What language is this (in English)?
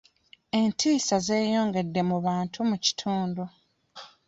Ganda